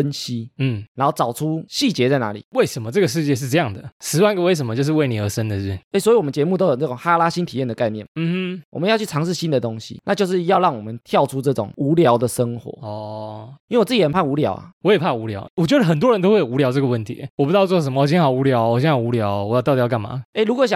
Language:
Chinese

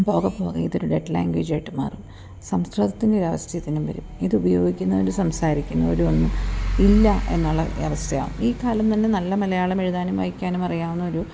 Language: Malayalam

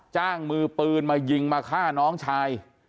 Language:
Thai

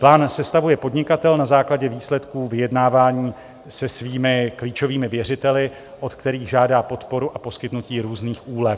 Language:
Czech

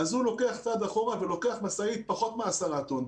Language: Hebrew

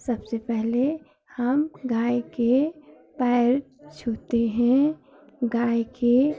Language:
Hindi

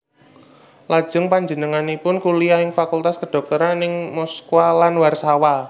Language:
Javanese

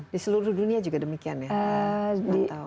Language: Indonesian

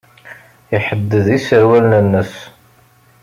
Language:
Kabyle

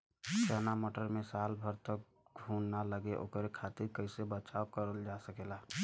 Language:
Bhojpuri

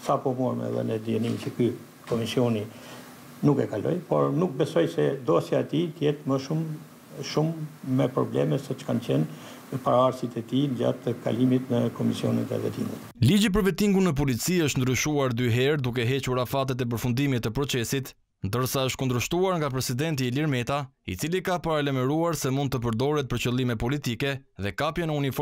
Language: Romanian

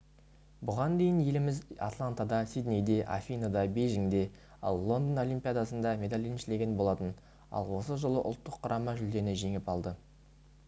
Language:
Kazakh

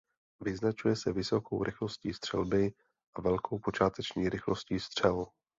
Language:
Czech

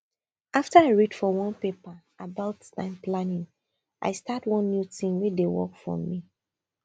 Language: Nigerian Pidgin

